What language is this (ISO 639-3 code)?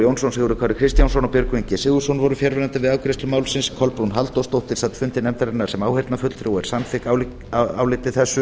isl